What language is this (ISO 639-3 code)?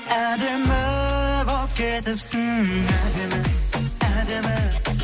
kaz